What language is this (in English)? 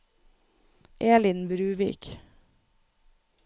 Norwegian